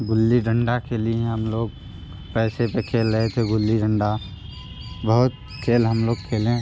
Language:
Hindi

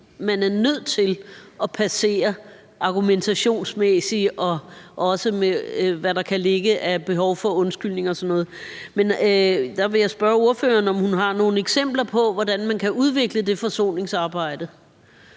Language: Danish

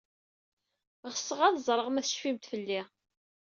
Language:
Kabyle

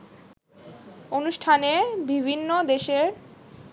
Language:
Bangla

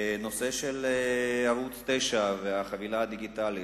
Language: Hebrew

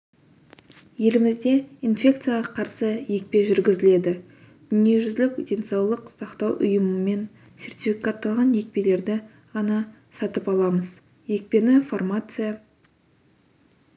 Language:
Kazakh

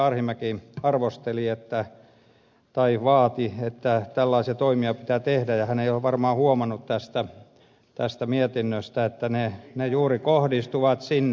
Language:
Finnish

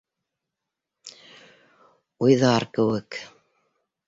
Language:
Bashkir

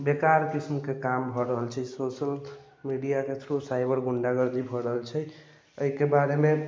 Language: Maithili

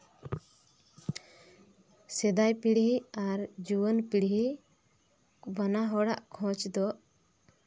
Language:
Santali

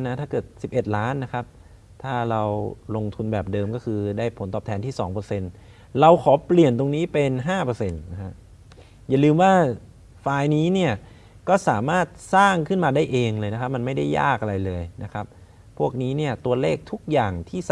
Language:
Thai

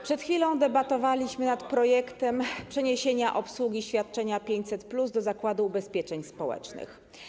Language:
Polish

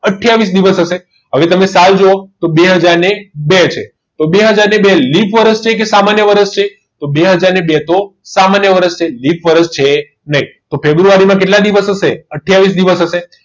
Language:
Gujarati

